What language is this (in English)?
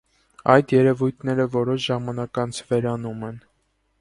Armenian